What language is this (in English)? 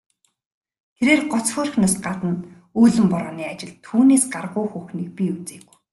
Mongolian